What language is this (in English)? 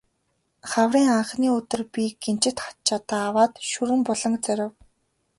Mongolian